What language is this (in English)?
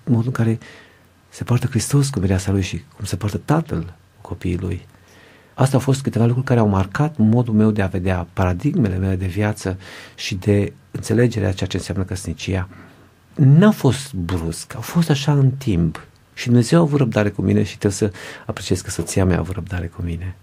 Romanian